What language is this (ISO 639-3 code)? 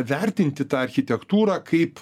lit